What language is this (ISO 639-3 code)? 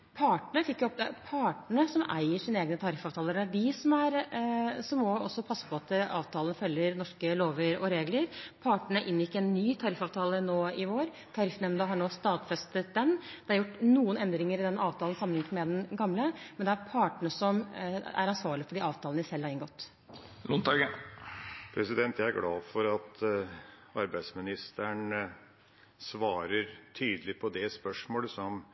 nob